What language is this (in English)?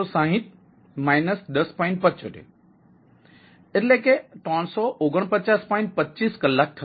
Gujarati